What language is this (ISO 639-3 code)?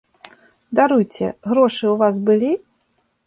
bel